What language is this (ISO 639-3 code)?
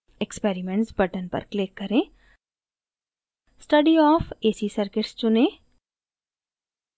hin